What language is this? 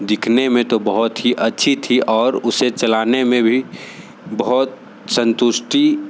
Hindi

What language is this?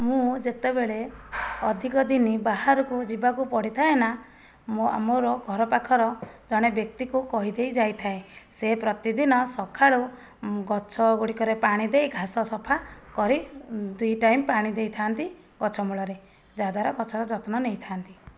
Odia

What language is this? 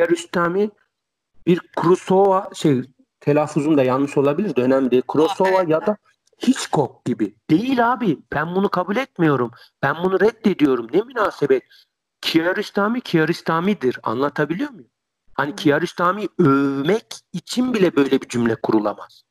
Turkish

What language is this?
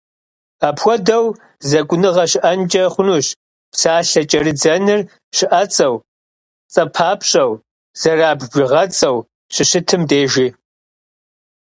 Kabardian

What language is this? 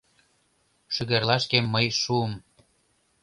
Mari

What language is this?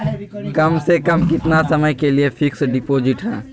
Magahi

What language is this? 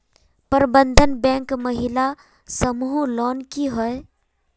Magahi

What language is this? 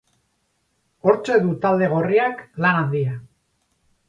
Basque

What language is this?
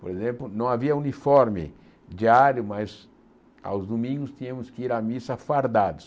Portuguese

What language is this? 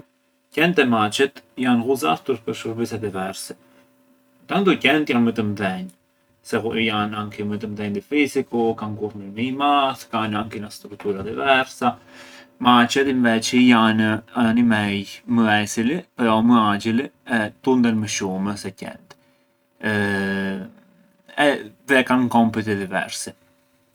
Arbëreshë Albanian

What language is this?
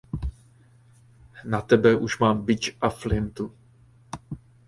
Czech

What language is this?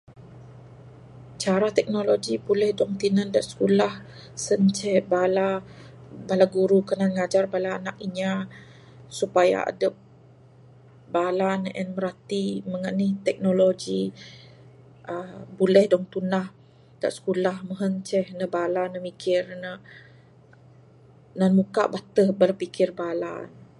Bukar-Sadung Bidayuh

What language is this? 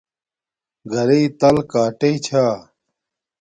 Domaaki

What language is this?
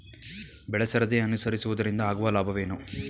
Kannada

